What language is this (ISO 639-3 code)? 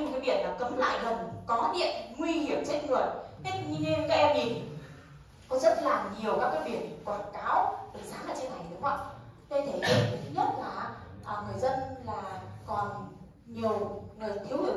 vie